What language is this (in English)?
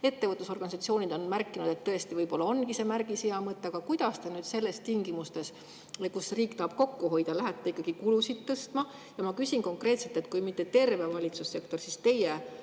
Estonian